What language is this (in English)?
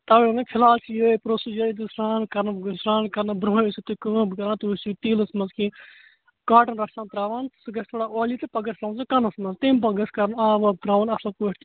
Kashmiri